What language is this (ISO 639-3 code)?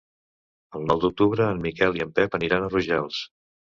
cat